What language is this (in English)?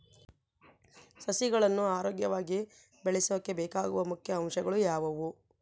Kannada